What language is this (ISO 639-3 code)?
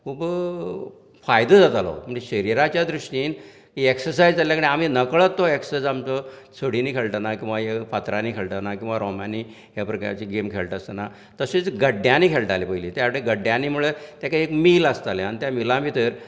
kok